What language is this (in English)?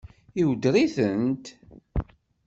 Kabyle